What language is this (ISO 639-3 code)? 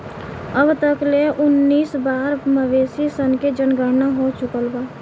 bho